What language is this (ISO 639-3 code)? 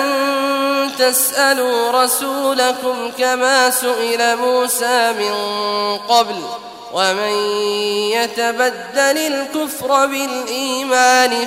ara